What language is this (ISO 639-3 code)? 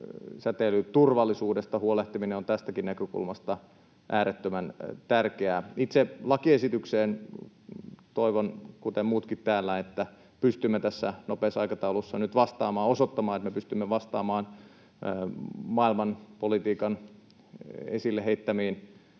fin